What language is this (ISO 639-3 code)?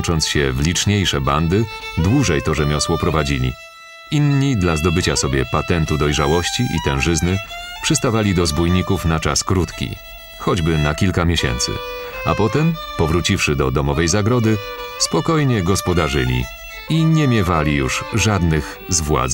pol